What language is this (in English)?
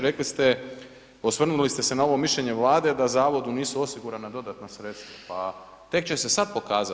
Croatian